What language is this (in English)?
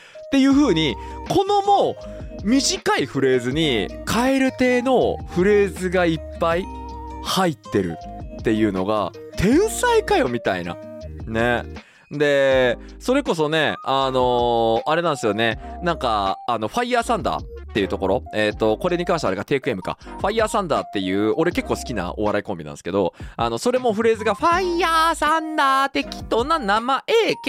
Japanese